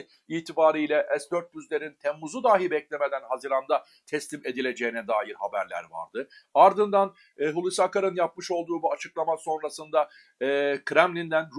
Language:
Turkish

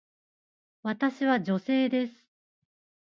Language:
Japanese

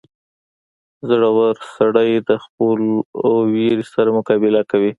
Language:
Pashto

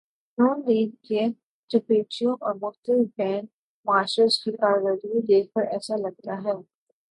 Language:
Urdu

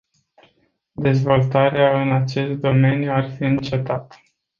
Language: Romanian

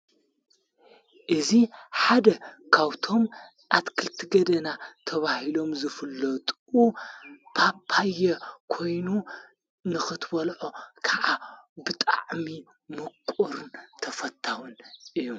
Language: Tigrinya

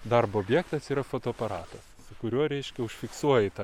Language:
Lithuanian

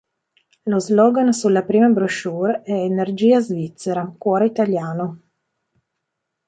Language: Italian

